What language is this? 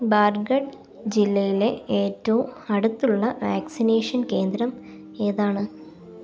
Malayalam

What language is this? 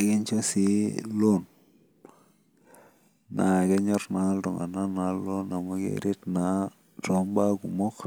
Masai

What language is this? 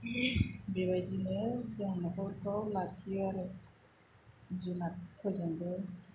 Bodo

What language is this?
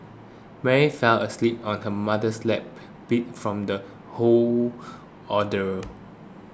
English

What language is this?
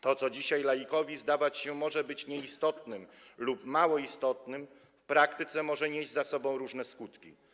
Polish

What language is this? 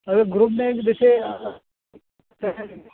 Urdu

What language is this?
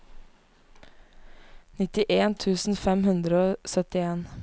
Norwegian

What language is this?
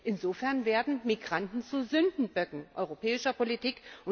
German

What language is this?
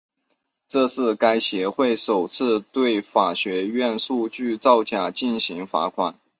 Chinese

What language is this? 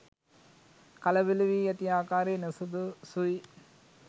Sinhala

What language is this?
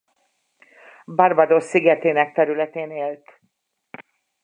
Hungarian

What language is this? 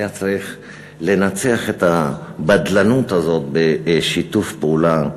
Hebrew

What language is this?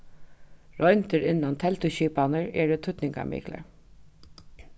Faroese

